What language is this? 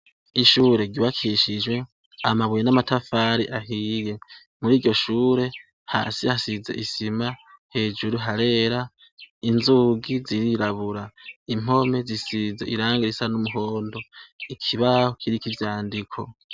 Rundi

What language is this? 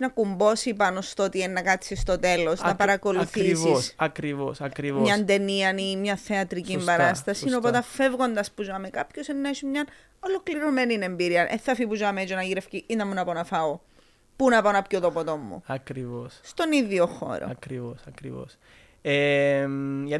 Greek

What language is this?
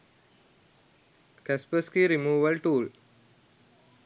Sinhala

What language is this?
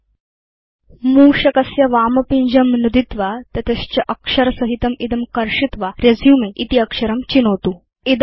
Sanskrit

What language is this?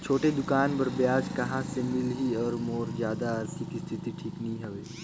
Chhattisgarhi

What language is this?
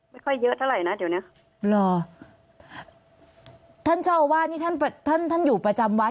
Thai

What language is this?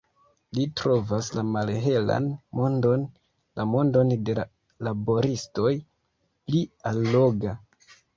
Esperanto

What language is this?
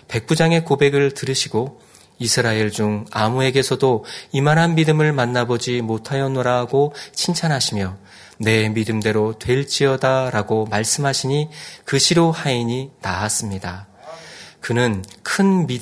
Korean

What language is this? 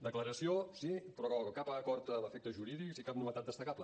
Catalan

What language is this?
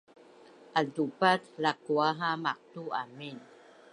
Bunun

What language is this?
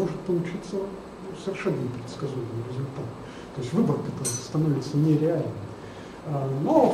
Russian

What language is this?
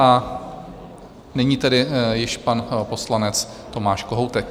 Czech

